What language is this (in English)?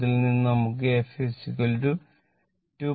Malayalam